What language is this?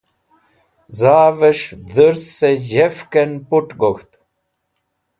Wakhi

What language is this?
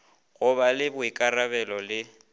Northern Sotho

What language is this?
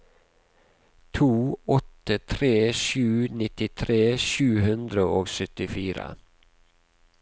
Norwegian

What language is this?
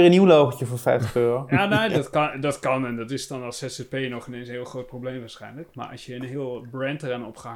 Dutch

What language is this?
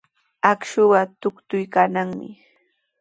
Sihuas Ancash Quechua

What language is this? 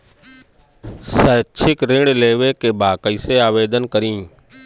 Bhojpuri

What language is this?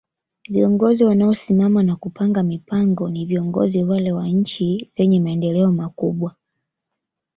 Swahili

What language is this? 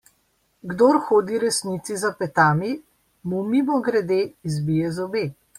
Slovenian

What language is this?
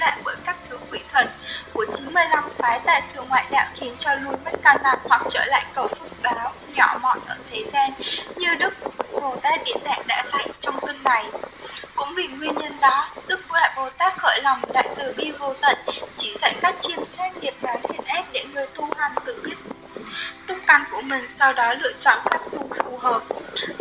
Vietnamese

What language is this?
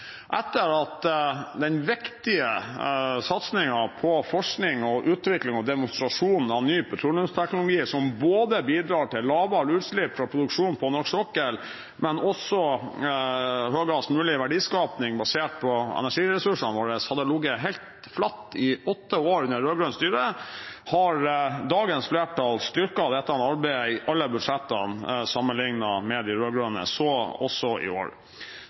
Norwegian Bokmål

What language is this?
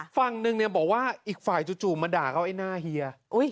Thai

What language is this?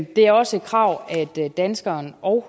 Danish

